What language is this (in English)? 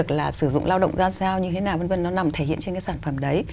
Vietnamese